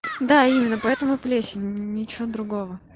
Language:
Russian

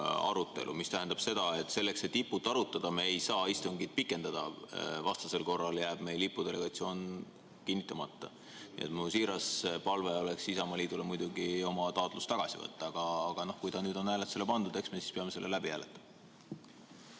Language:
Estonian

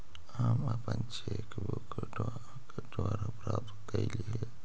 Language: Magahi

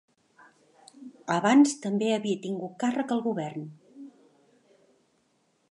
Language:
Catalan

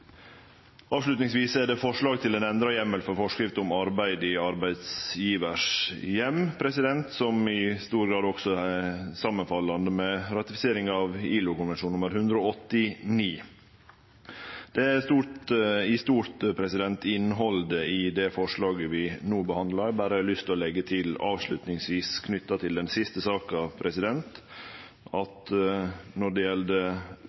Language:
Norwegian Nynorsk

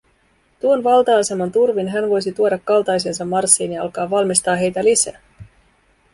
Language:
Finnish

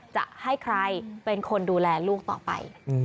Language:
Thai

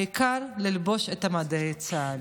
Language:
Hebrew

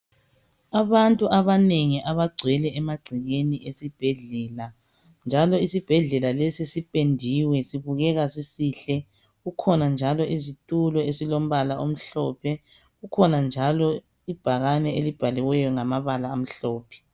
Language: North Ndebele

